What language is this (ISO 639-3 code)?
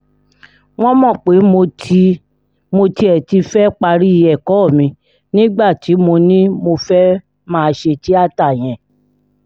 yor